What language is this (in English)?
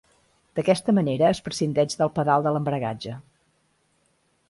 Catalan